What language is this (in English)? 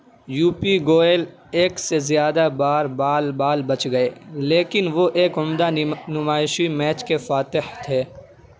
Urdu